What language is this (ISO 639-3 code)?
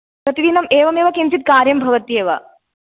san